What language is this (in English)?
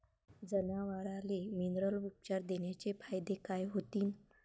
Marathi